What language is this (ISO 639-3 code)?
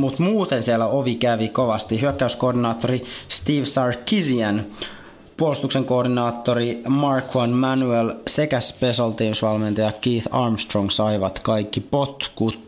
fin